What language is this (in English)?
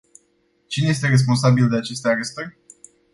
Romanian